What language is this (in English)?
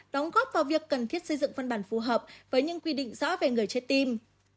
Vietnamese